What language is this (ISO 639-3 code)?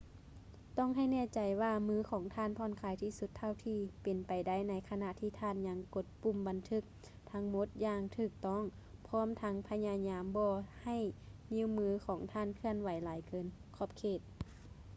lao